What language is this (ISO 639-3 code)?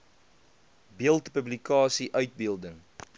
afr